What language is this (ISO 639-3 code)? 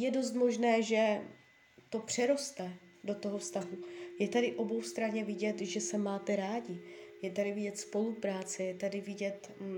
ces